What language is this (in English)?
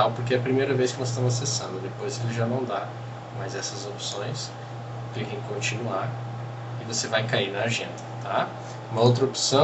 Portuguese